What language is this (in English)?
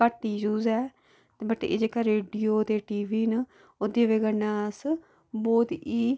Dogri